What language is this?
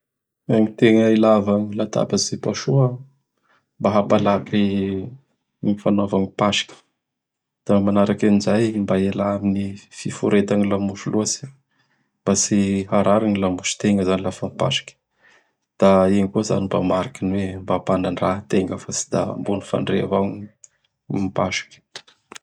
Bara Malagasy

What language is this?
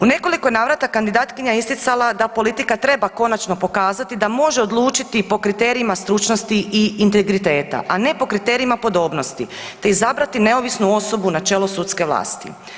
Croatian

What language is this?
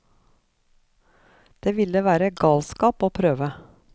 Norwegian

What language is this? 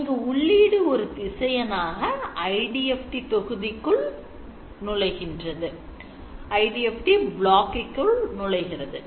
Tamil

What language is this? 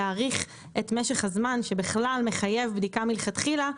Hebrew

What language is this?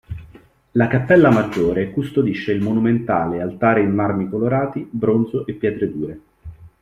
Italian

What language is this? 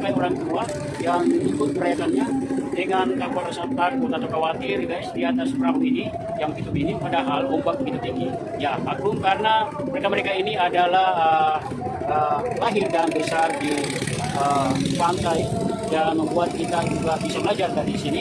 Indonesian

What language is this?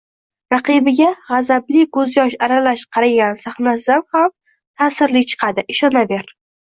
Uzbek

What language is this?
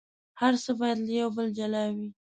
Pashto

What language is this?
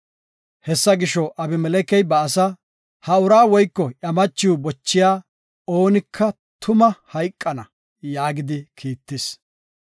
Gofa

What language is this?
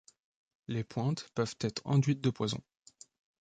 French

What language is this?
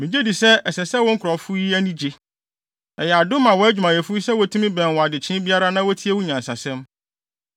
Akan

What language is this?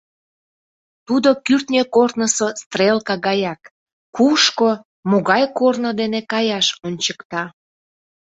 Mari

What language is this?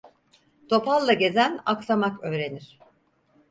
Turkish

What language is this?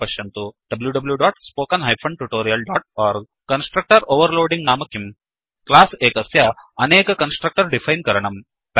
Sanskrit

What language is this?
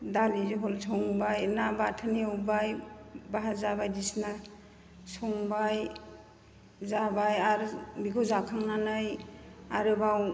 Bodo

